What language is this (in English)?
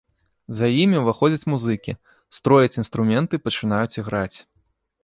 Belarusian